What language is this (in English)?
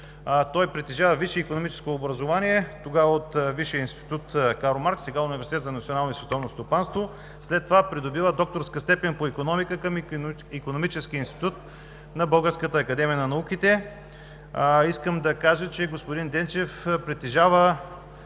Bulgarian